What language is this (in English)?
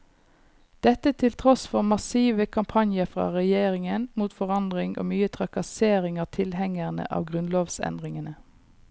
Norwegian